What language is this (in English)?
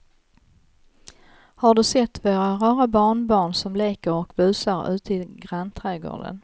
Swedish